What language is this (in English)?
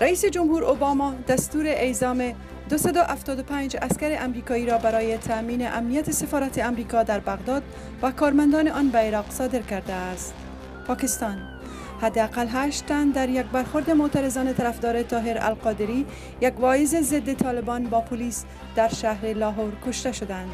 Persian